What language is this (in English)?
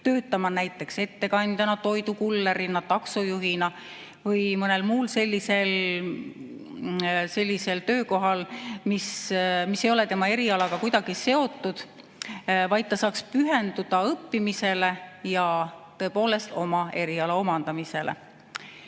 Estonian